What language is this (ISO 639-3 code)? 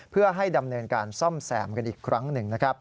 tha